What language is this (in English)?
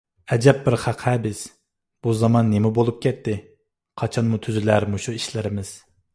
Uyghur